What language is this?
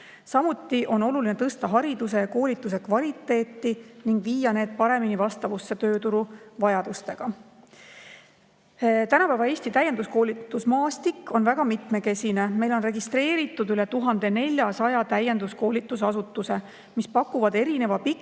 Estonian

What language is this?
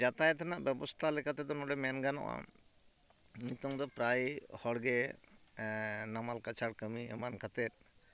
Santali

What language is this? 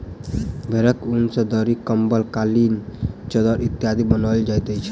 Maithili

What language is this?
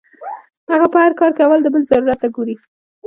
Pashto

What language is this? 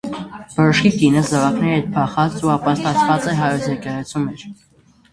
Armenian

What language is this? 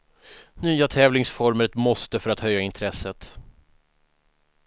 Swedish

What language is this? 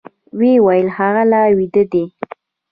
Pashto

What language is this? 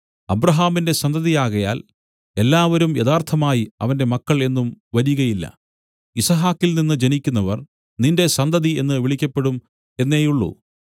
Malayalam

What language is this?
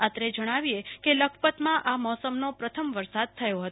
Gujarati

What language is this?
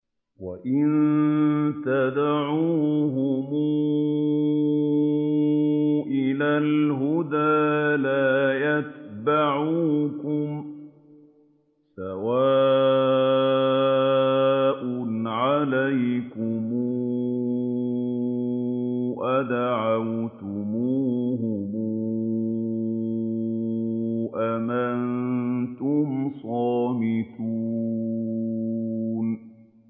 Arabic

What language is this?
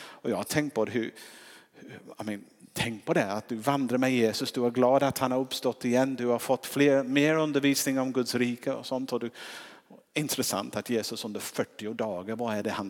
Swedish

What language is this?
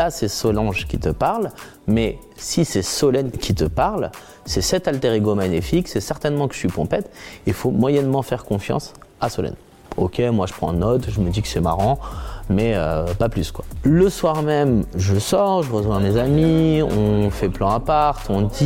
French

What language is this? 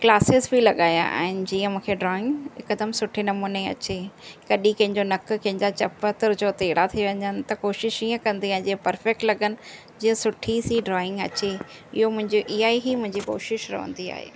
Sindhi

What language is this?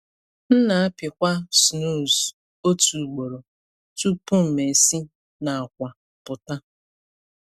Igbo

